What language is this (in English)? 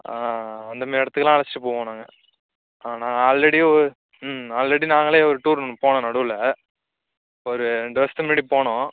Tamil